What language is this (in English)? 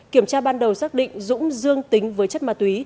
Vietnamese